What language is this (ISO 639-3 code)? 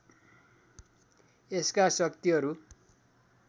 nep